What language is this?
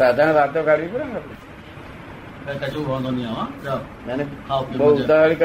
Gujarati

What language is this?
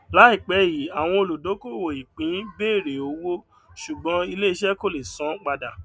Yoruba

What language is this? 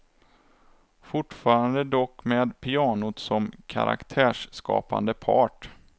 Swedish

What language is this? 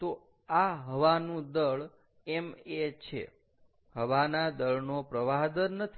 Gujarati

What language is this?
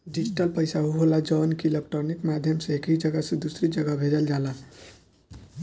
Bhojpuri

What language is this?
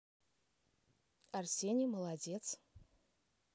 Russian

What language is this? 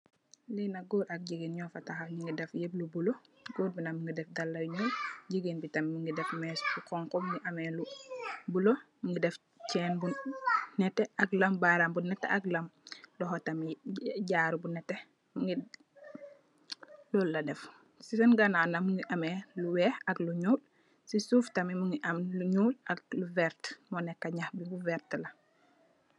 Wolof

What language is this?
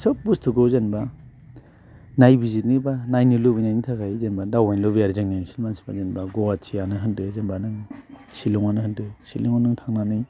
Bodo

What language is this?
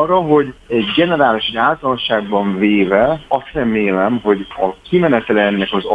Hungarian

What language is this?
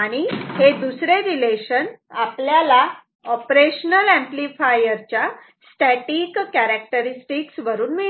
Marathi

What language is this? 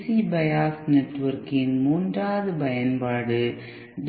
Tamil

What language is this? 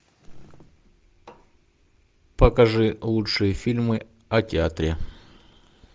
Russian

